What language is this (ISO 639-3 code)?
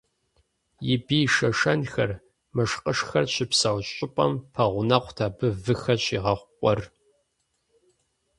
kbd